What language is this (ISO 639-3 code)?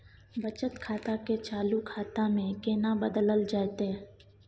mai